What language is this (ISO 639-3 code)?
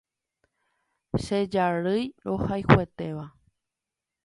grn